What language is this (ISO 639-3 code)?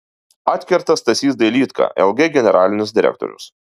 lit